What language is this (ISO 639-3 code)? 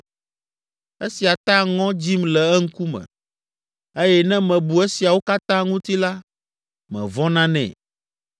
ewe